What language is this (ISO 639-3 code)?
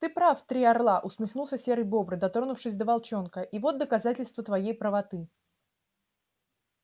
rus